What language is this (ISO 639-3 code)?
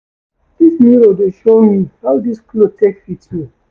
pcm